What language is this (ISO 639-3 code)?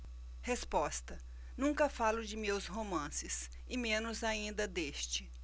por